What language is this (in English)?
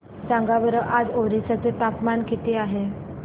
Marathi